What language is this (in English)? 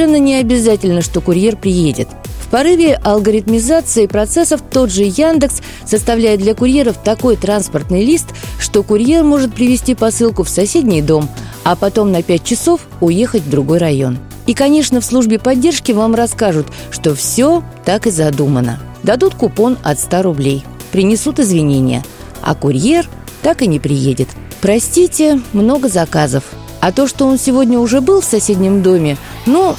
Russian